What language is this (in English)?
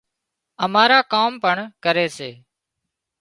Wadiyara Koli